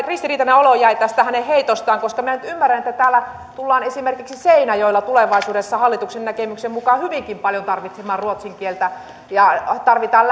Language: Finnish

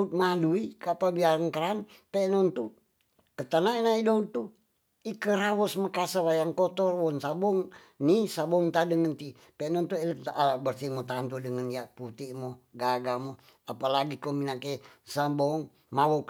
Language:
Tonsea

